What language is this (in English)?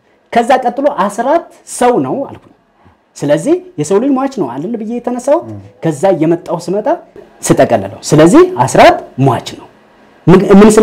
Arabic